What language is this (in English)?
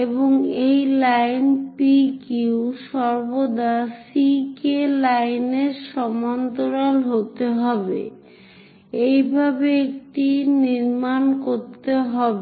Bangla